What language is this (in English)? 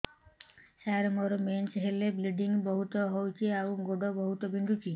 Odia